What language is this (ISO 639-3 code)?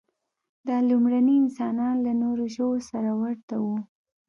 pus